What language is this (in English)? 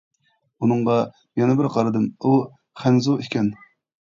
Uyghur